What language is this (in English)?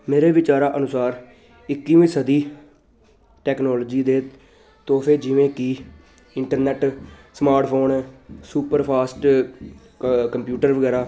Punjabi